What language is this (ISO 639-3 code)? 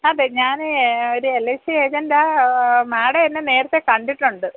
mal